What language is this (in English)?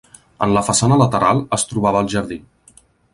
Catalan